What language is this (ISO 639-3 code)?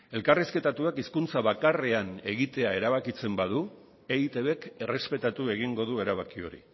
eus